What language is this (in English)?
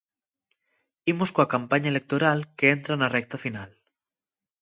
Galician